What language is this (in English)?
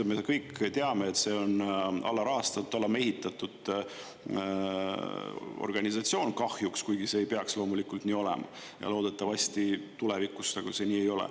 Estonian